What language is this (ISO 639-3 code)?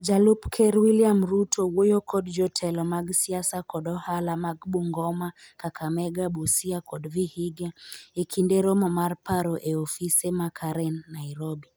luo